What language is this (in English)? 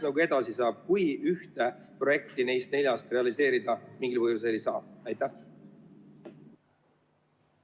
Estonian